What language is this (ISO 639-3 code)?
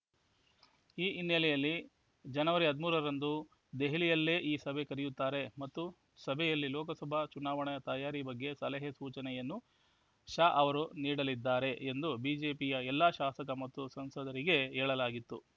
kan